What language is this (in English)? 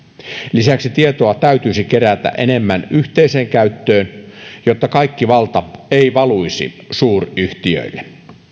Finnish